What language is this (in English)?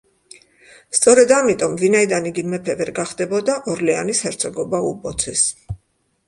Georgian